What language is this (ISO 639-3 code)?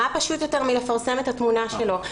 heb